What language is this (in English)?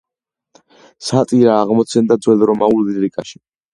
Georgian